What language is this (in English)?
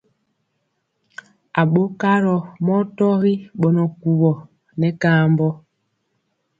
Mpiemo